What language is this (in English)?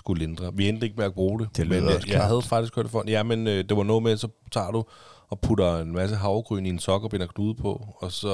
Danish